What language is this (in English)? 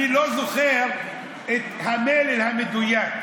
Hebrew